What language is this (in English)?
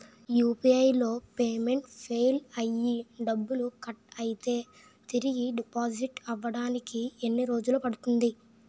Telugu